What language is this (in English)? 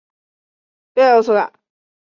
Chinese